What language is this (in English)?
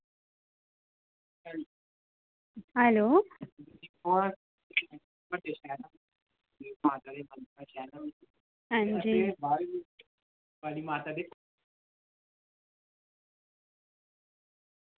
Dogri